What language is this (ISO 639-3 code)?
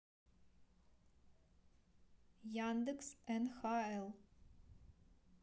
rus